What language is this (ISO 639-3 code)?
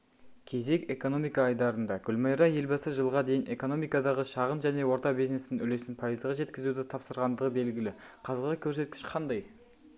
kaz